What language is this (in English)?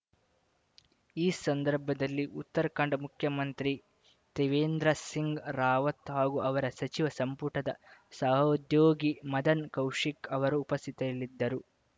Kannada